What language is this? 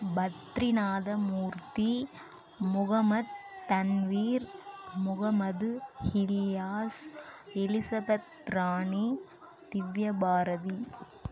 Tamil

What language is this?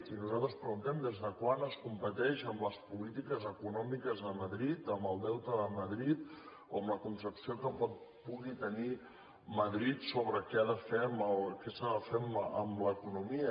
Catalan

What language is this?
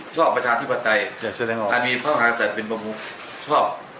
Thai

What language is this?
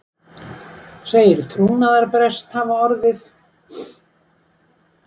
Icelandic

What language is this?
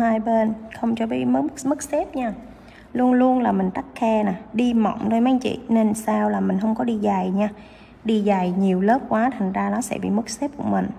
Vietnamese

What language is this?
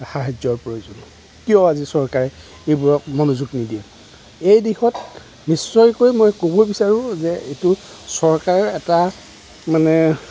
Assamese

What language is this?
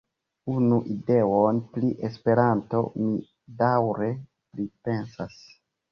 Esperanto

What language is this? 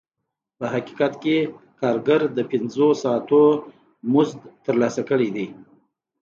Pashto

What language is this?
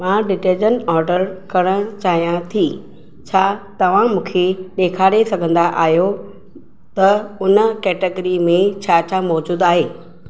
Sindhi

